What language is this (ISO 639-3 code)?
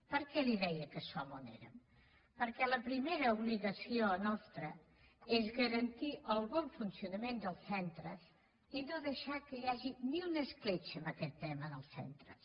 cat